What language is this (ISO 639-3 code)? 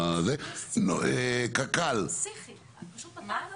heb